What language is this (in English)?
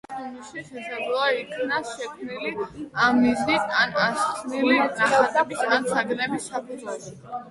Georgian